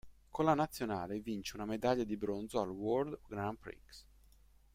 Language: Italian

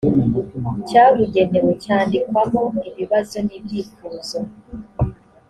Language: Kinyarwanda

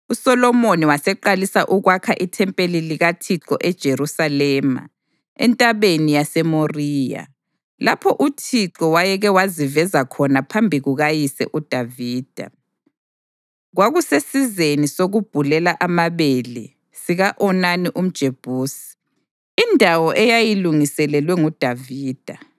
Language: North Ndebele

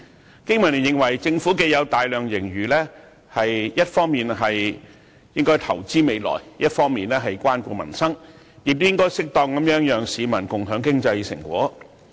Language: Cantonese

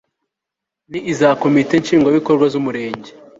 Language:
Kinyarwanda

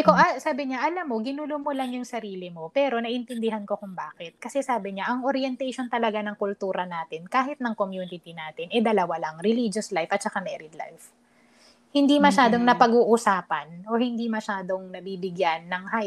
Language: Filipino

